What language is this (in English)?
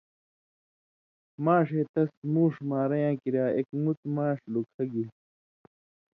Indus Kohistani